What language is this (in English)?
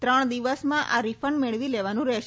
Gujarati